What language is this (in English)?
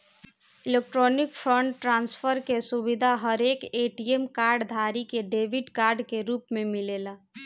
Bhojpuri